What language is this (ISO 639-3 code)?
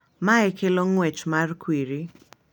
luo